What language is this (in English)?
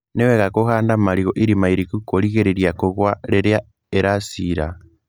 Kikuyu